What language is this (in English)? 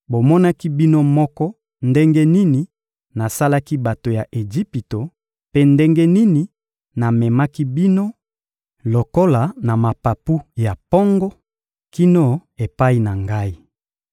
Lingala